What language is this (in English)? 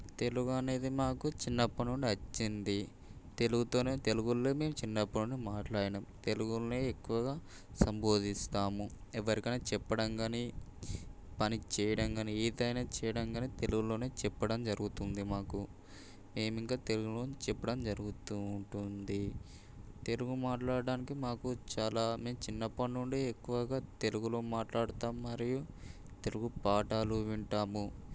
Telugu